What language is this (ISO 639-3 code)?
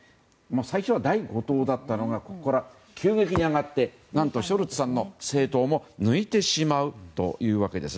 jpn